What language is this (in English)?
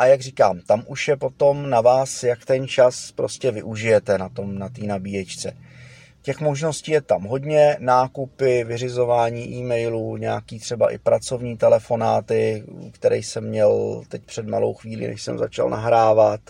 Czech